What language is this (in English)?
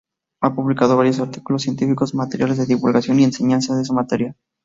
Spanish